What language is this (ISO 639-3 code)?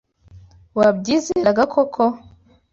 kin